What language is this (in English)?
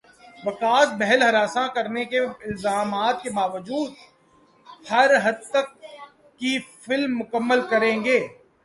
Urdu